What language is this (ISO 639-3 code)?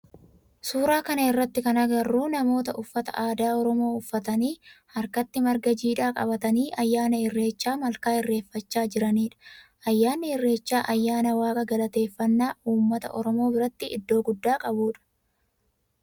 orm